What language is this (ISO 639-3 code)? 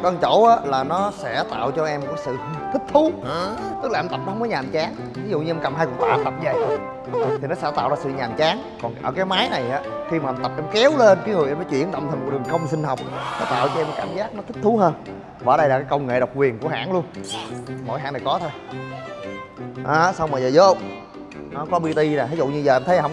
vie